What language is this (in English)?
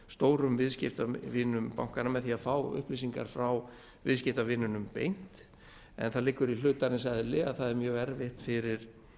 Icelandic